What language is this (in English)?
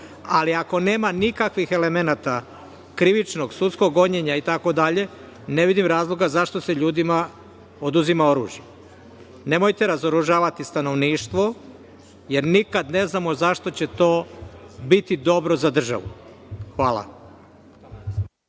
Serbian